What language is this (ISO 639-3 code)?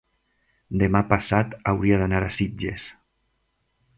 cat